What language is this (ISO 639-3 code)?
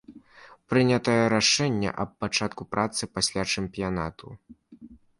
bel